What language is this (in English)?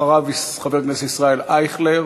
Hebrew